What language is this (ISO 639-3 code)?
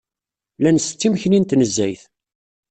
kab